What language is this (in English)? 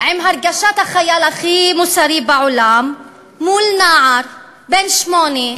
Hebrew